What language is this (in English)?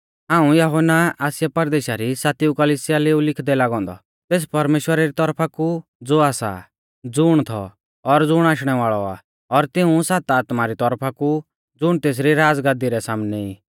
Mahasu Pahari